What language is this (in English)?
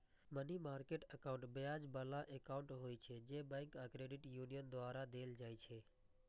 Maithili